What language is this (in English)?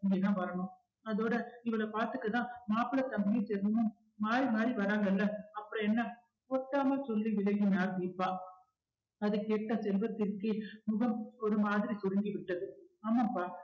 Tamil